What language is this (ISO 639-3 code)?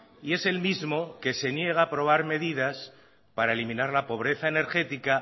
spa